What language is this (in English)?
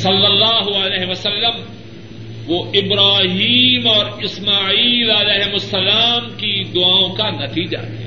Urdu